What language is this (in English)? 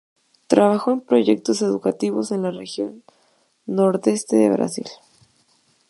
Spanish